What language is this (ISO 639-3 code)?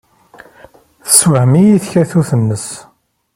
kab